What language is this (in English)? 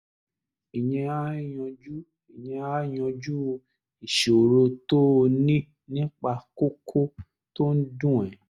Yoruba